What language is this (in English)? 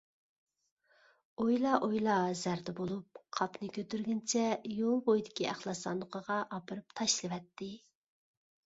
Uyghur